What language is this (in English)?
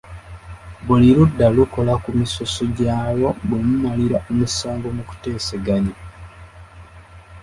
Ganda